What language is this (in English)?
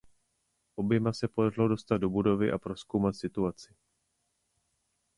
Czech